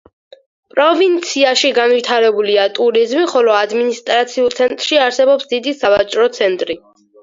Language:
Georgian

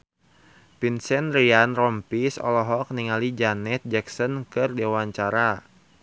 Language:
Sundanese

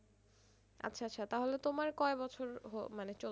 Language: Bangla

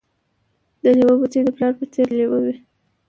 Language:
Pashto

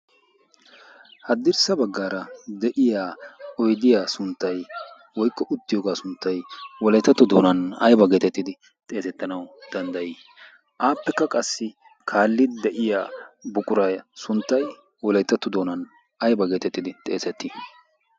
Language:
Wolaytta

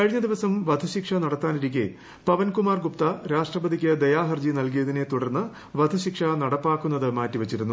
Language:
Malayalam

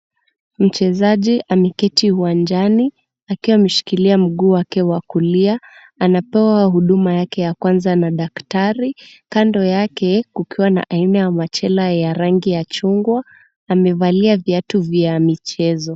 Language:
Swahili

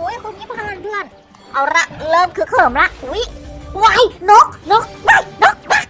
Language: Thai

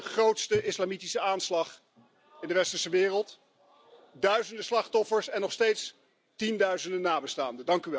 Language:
Dutch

